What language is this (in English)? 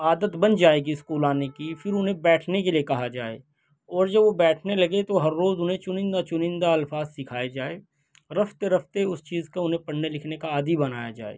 Urdu